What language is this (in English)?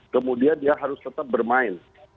Indonesian